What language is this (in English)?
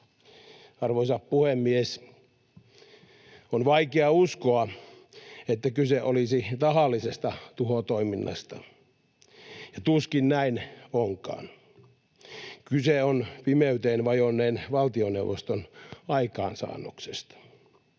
Finnish